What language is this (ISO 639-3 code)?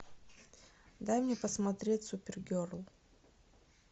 rus